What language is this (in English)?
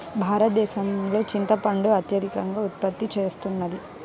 Telugu